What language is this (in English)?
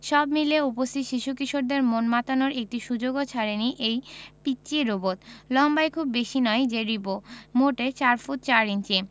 Bangla